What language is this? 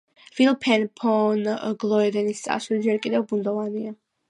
Georgian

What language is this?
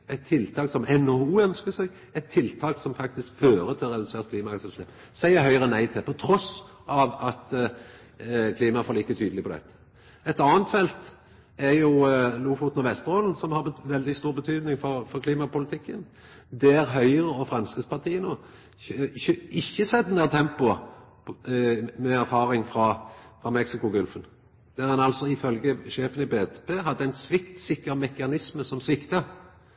Norwegian Nynorsk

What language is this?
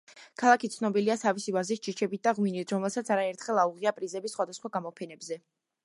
Georgian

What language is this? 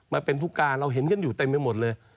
Thai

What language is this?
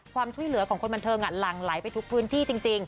Thai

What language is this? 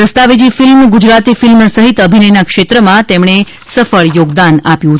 Gujarati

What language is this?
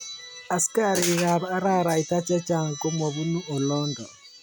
Kalenjin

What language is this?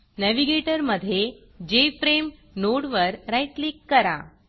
Marathi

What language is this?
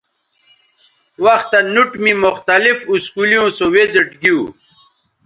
Bateri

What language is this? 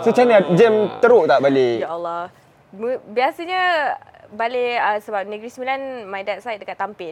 Malay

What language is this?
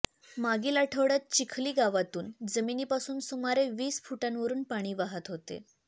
Marathi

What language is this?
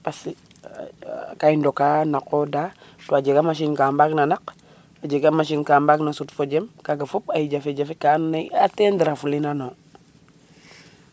Serer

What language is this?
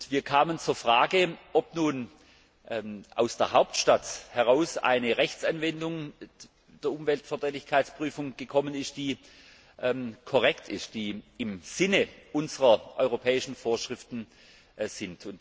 German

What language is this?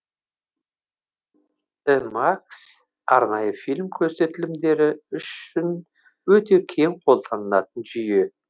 Kazakh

